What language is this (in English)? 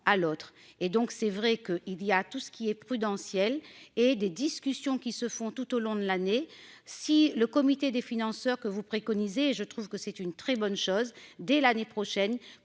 French